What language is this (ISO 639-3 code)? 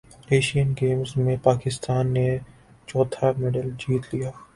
urd